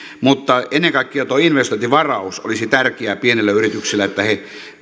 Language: Finnish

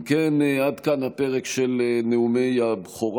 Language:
Hebrew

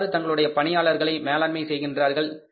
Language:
Tamil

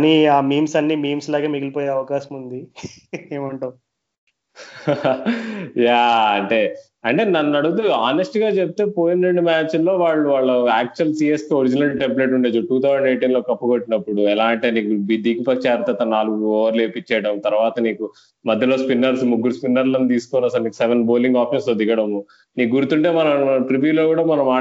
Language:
Telugu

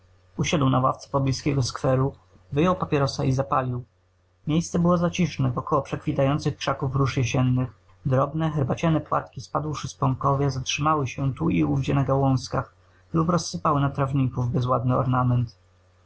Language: Polish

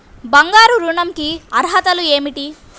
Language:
Telugu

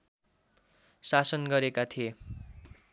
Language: Nepali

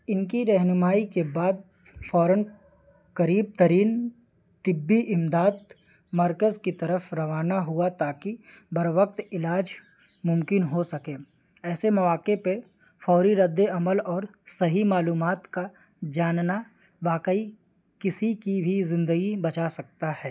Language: Urdu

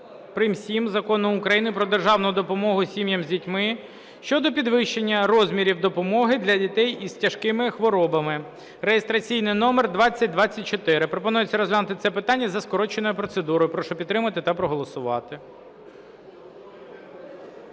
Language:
Ukrainian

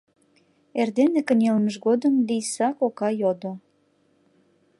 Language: Mari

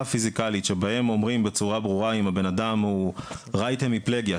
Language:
Hebrew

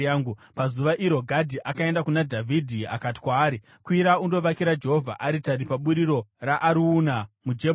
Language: Shona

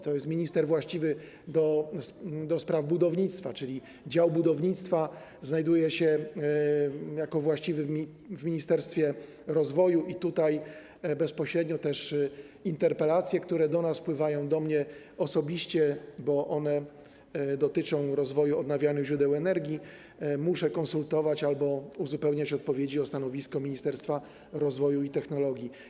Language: Polish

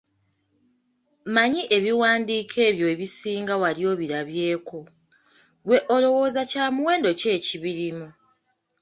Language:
Ganda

